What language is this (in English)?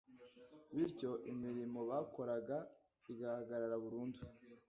Kinyarwanda